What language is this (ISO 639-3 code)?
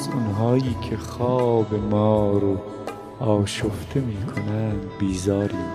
fas